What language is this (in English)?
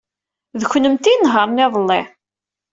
Kabyle